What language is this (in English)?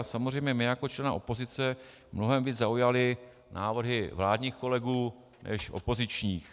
Czech